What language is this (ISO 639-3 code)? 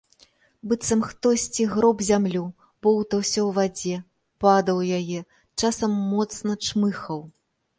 bel